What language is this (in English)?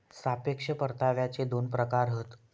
Marathi